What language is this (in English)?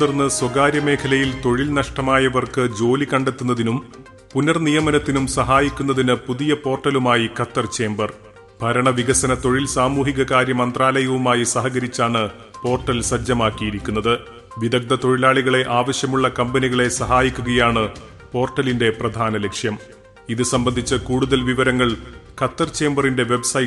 Malayalam